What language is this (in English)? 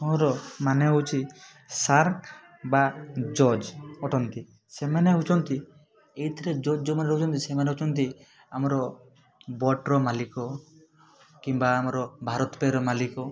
Odia